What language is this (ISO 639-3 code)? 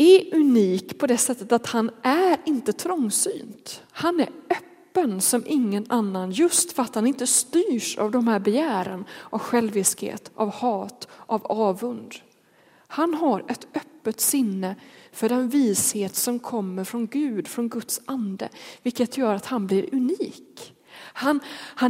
swe